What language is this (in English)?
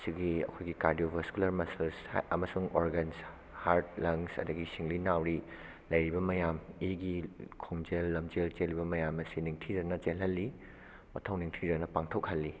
Manipuri